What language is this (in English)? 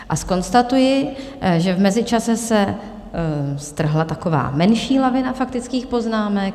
Czech